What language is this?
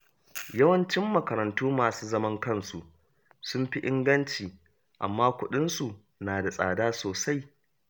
Hausa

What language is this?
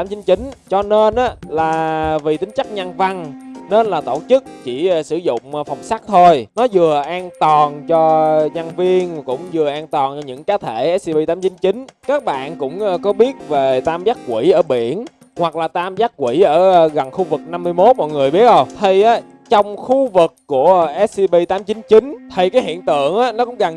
Vietnamese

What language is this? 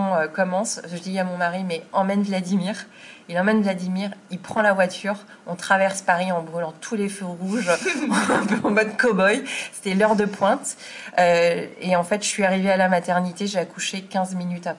French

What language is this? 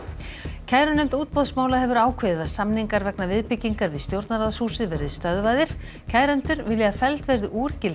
Icelandic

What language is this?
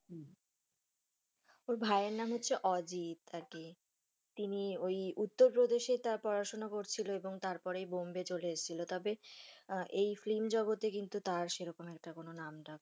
Bangla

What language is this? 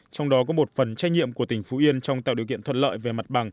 Vietnamese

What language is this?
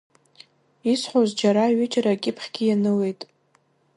Abkhazian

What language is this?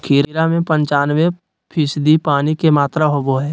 Magahi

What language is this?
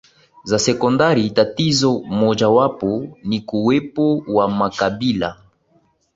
Swahili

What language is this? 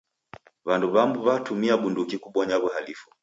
Taita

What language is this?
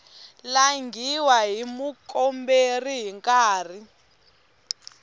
Tsonga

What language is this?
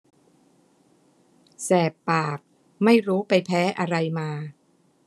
Thai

